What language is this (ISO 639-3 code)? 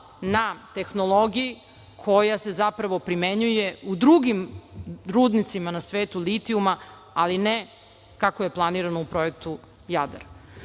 srp